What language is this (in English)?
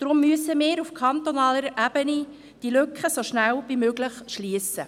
Swiss German